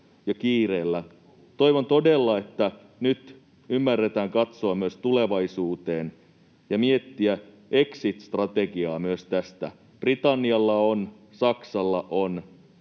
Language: Finnish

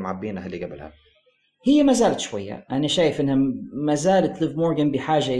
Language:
Arabic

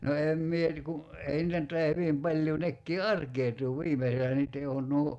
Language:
Finnish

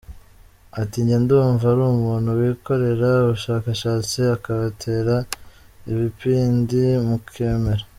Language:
Kinyarwanda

